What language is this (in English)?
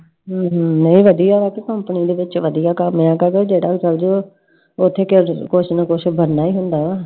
Punjabi